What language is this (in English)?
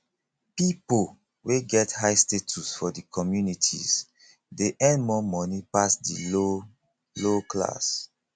Nigerian Pidgin